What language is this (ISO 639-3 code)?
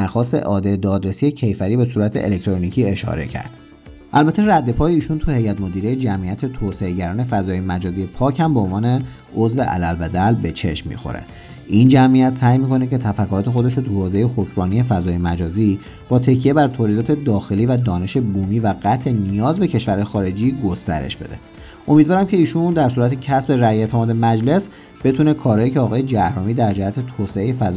fas